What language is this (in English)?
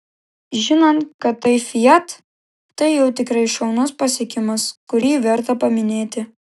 Lithuanian